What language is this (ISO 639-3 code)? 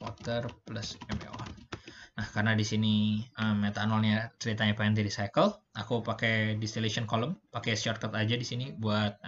ind